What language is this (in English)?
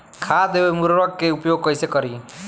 Bhojpuri